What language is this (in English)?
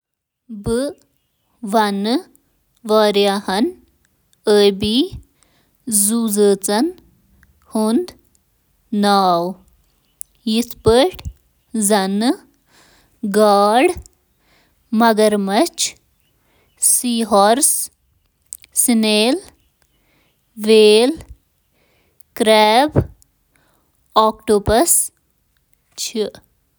Kashmiri